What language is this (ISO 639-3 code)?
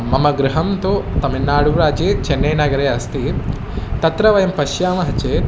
san